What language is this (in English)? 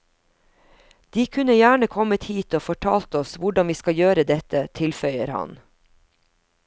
Norwegian